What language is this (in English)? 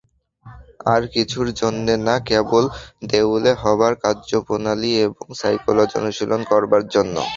Bangla